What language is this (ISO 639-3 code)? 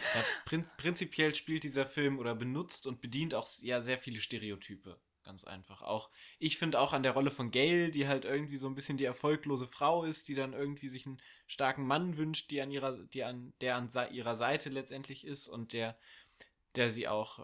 deu